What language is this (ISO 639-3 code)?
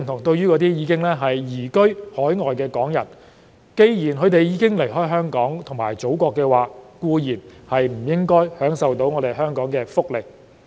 yue